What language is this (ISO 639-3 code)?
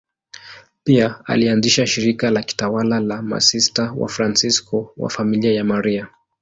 swa